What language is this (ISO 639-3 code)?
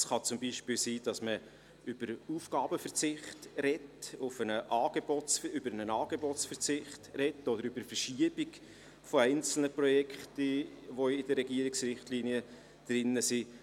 gsw